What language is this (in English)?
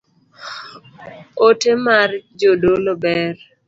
Luo (Kenya and Tanzania)